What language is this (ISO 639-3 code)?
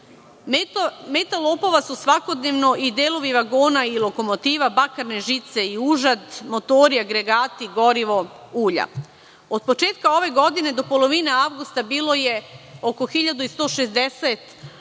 srp